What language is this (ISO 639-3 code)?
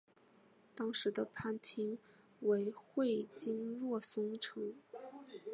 zho